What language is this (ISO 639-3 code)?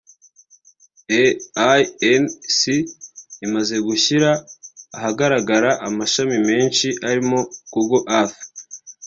kin